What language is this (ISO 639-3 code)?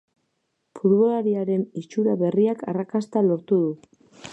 eus